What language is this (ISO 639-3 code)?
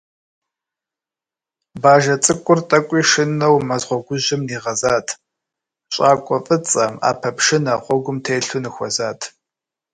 kbd